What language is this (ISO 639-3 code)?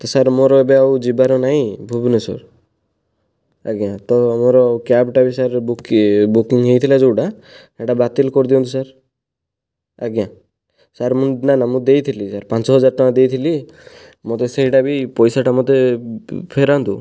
ori